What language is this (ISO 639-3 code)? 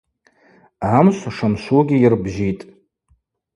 abq